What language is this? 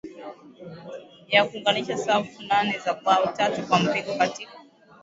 Swahili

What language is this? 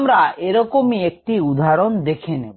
Bangla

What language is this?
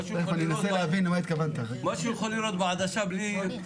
Hebrew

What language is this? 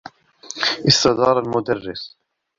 Arabic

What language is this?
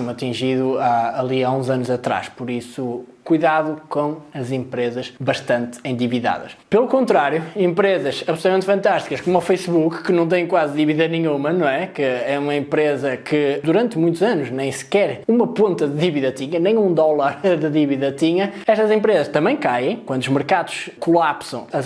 Portuguese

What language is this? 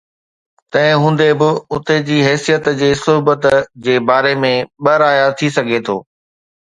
Sindhi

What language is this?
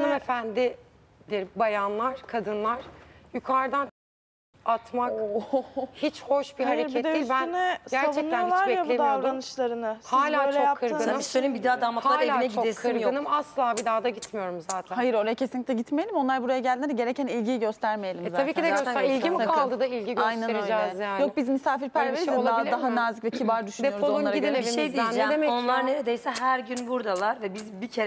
Turkish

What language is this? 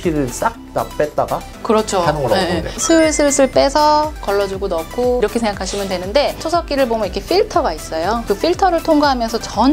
Korean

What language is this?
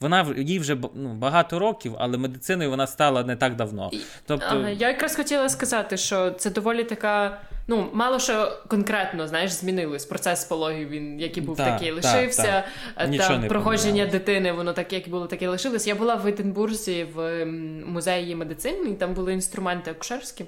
Ukrainian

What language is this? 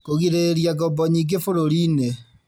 Kikuyu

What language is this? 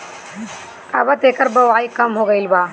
Bhojpuri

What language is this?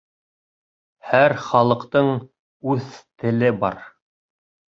Bashkir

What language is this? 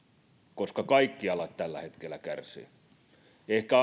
Finnish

